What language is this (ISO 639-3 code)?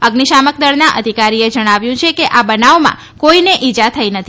guj